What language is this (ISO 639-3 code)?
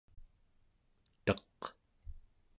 esu